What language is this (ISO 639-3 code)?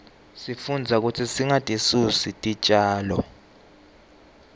ssw